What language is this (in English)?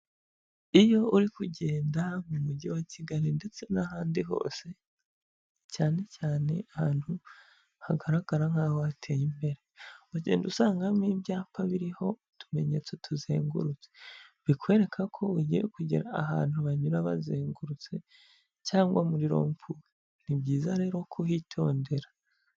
Kinyarwanda